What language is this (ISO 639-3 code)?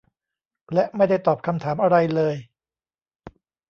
tha